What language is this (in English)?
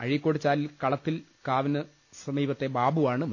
Malayalam